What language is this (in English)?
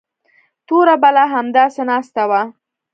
Pashto